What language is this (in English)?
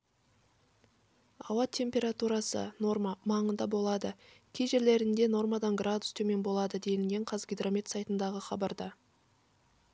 Kazakh